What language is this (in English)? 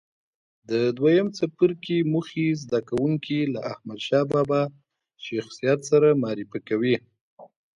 Pashto